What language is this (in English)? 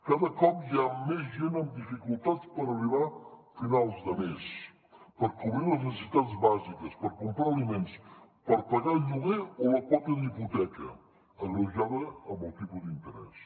Catalan